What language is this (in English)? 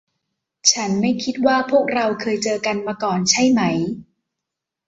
Thai